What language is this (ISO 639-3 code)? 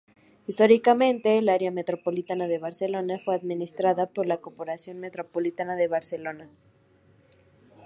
spa